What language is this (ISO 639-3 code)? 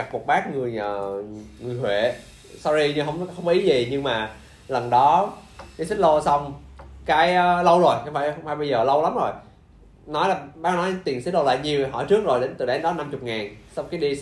vie